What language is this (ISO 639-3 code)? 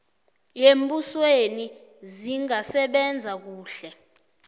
nbl